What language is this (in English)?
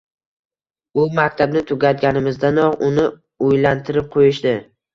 Uzbek